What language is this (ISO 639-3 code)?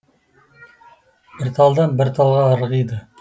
kaz